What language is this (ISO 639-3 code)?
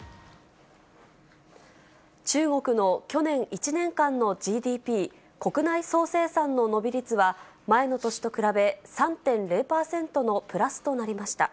jpn